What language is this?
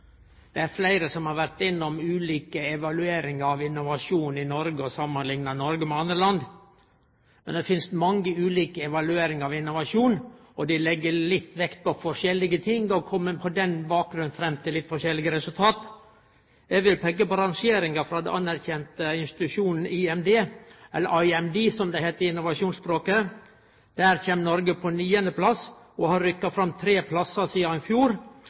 Norwegian Nynorsk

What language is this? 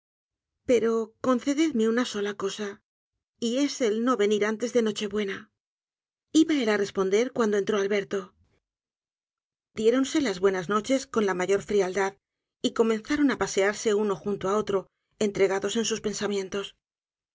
Spanish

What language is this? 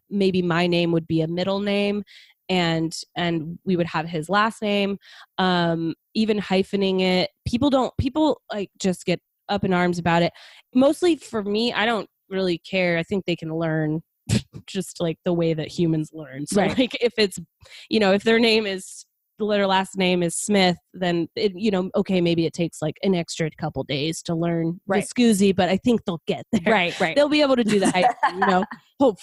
English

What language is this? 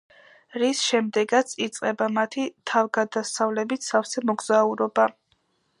Georgian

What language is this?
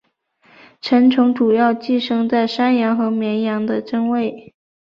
Chinese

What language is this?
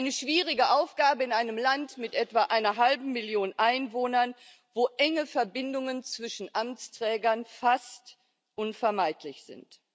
German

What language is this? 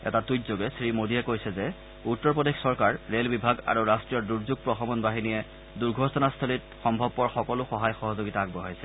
Assamese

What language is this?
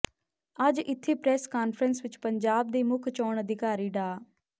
Punjabi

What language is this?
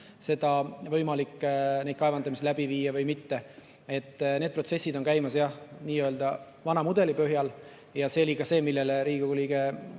Estonian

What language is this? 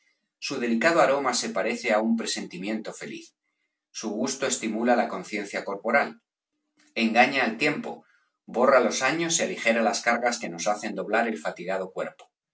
Spanish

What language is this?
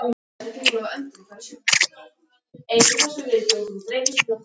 Icelandic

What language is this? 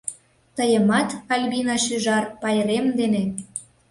Mari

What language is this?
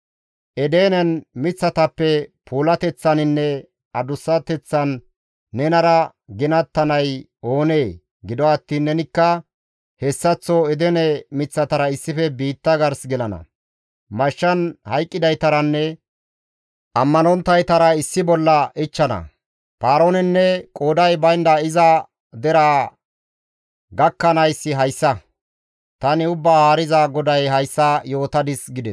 Gamo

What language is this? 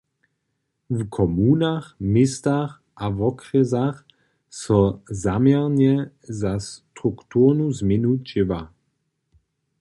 Upper Sorbian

